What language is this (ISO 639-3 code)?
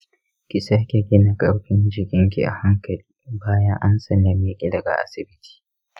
hau